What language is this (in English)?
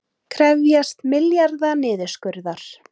Icelandic